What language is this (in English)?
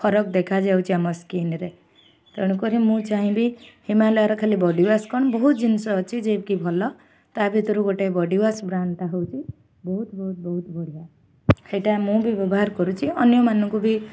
Odia